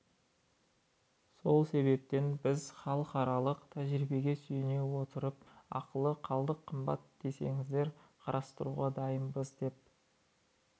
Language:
Kazakh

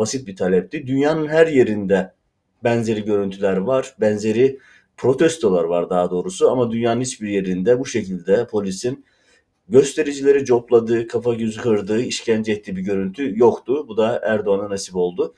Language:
Turkish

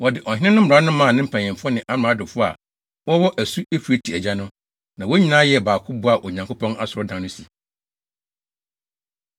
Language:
Akan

